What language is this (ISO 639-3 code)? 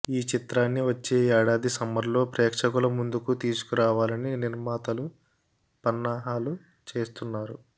tel